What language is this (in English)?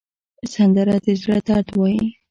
Pashto